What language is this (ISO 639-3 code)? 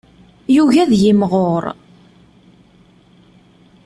kab